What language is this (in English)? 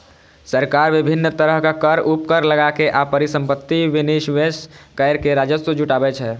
Maithili